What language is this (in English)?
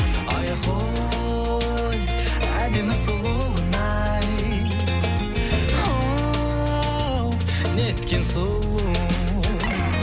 Kazakh